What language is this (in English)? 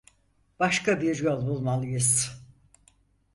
Turkish